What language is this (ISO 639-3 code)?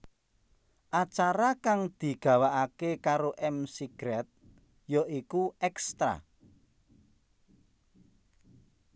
jav